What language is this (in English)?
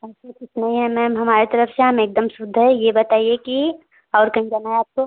Hindi